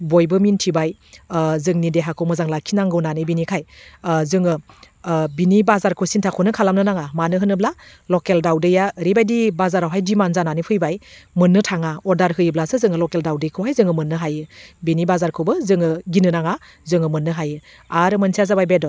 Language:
Bodo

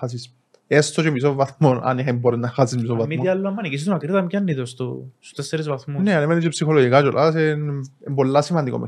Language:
Greek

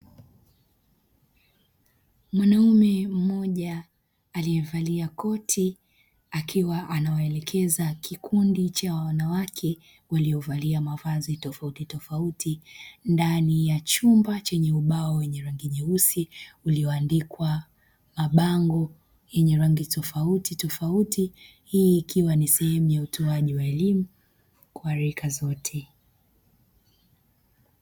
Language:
Swahili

